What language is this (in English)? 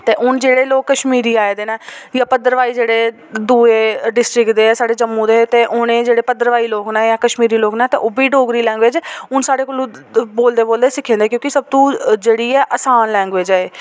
Dogri